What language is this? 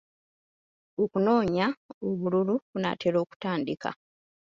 Ganda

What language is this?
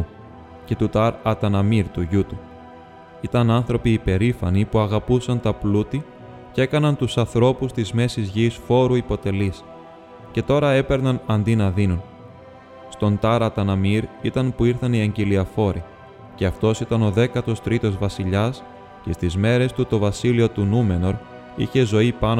Greek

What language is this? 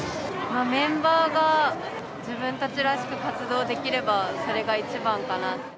Japanese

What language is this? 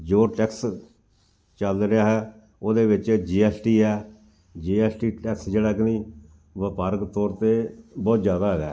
Punjabi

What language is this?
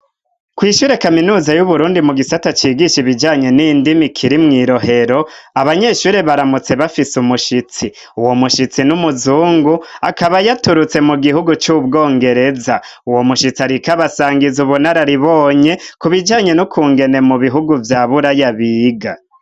Rundi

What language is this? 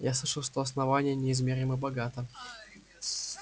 Russian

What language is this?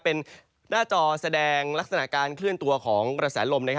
Thai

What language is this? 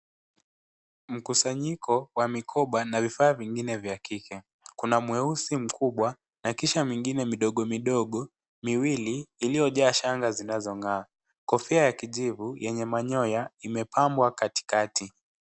Swahili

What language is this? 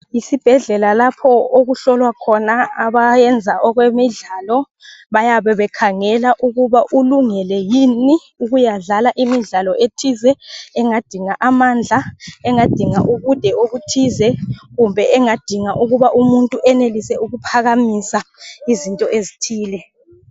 North Ndebele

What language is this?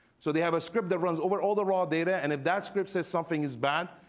English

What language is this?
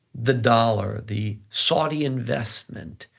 English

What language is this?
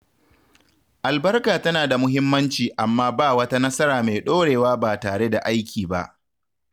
Hausa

